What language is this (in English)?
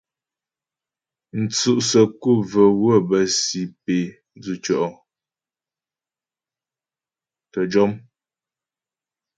Ghomala